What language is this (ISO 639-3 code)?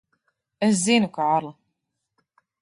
lav